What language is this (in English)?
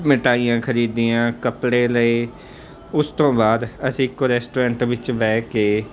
Punjabi